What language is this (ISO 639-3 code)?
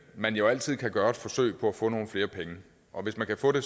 dan